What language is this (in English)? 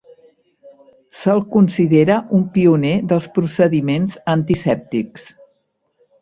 Catalan